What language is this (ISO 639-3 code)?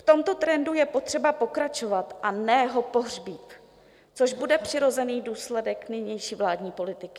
ces